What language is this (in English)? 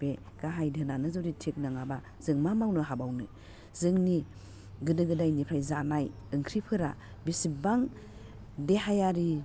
Bodo